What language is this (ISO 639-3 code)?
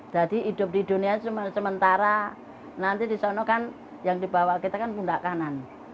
ind